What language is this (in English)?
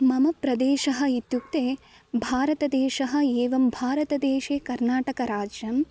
Sanskrit